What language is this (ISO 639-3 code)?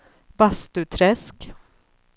swe